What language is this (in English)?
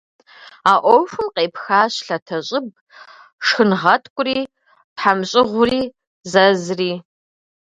Kabardian